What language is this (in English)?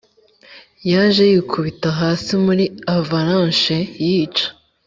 Kinyarwanda